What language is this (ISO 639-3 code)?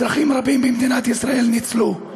heb